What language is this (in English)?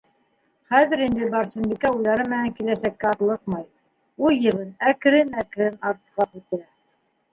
Bashkir